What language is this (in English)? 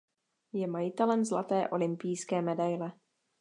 Czech